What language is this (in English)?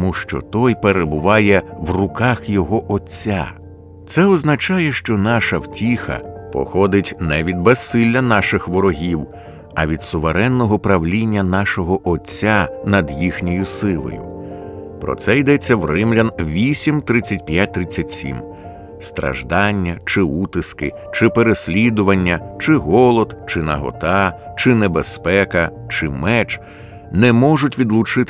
Ukrainian